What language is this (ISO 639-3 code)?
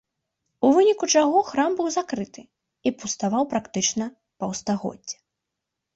bel